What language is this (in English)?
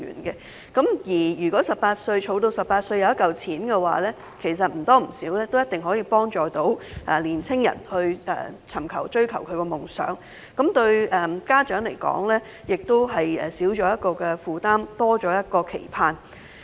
Cantonese